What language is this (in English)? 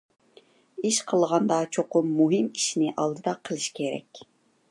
Uyghur